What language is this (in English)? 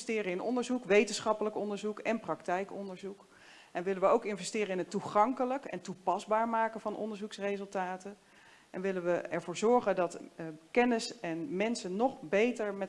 Dutch